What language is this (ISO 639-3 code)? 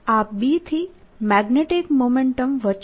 guj